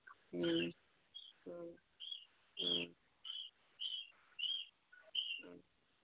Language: Manipuri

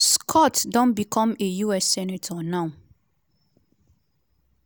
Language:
Nigerian Pidgin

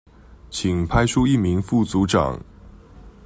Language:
Chinese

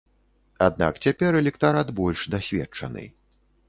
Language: Belarusian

